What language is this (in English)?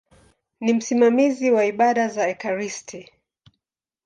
Swahili